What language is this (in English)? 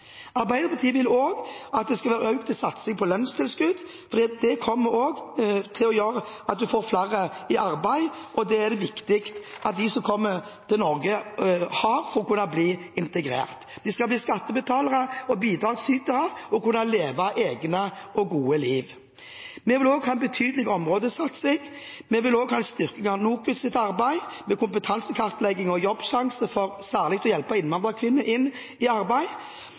Norwegian Bokmål